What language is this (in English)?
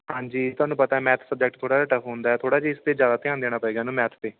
Punjabi